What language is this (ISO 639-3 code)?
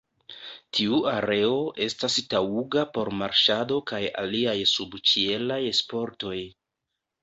epo